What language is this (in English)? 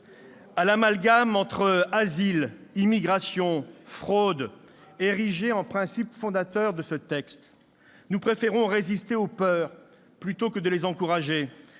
French